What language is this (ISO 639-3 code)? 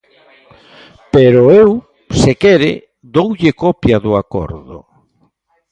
glg